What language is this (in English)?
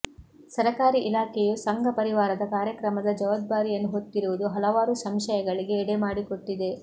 Kannada